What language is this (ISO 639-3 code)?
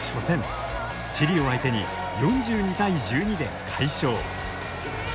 jpn